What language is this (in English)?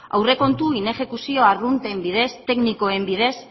Basque